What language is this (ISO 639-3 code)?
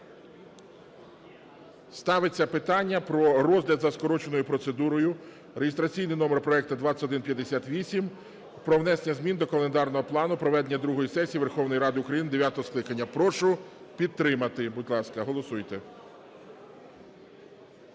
ukr